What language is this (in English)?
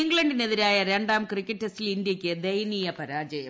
Malayalam